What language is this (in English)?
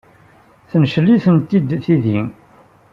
Kabyle